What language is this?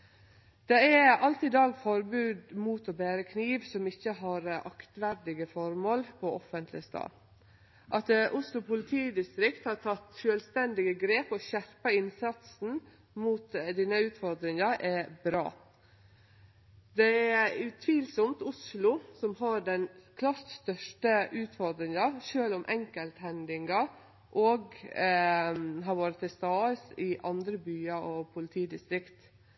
Norwegian Nynorsk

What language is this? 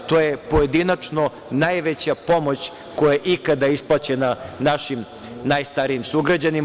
Serbian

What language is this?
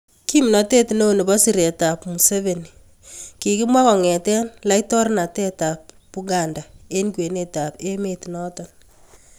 Kalenjin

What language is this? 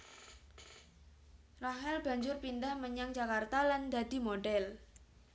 Javanese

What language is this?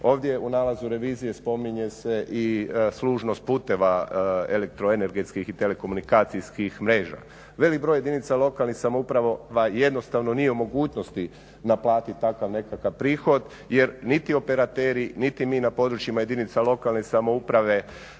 Croatian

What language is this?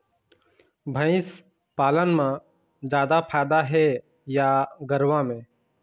Chhattisgarhi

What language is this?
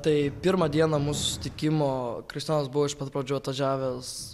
Lithuanian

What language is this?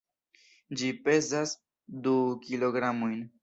Esperanto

